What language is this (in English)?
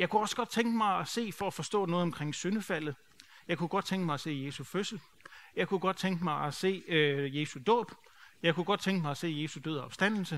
Danish